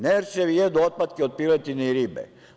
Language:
Serbian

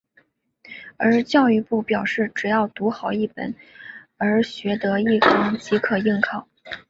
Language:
Chinese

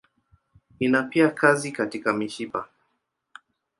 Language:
Swahili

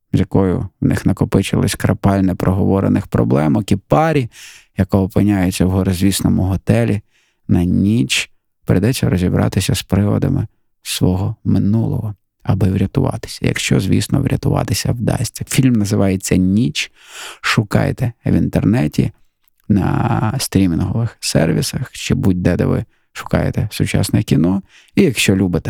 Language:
Ukrainian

